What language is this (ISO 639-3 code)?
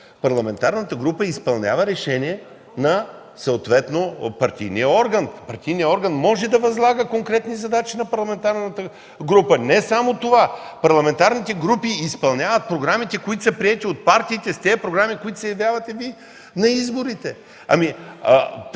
bul